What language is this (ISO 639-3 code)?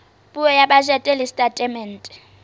sot